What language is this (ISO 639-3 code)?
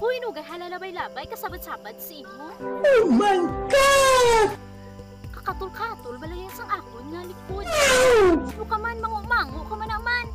ind